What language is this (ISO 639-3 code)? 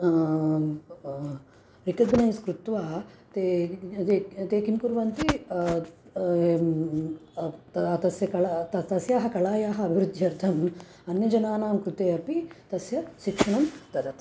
san